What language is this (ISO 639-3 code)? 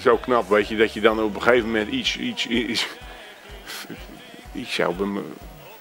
nld